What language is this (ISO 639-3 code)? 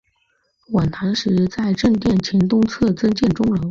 zho